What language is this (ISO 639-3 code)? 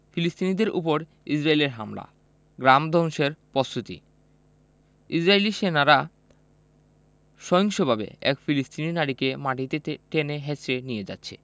ben